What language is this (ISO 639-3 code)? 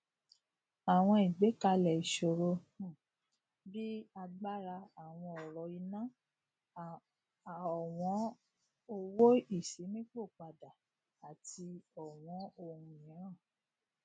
yor